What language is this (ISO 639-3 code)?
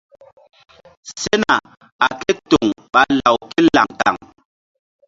mdd